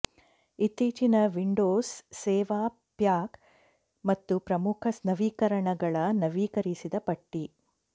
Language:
Kannada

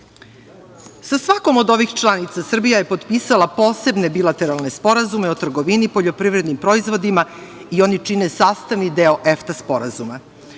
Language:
Serbian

